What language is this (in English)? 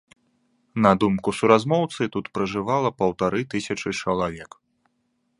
Belarusian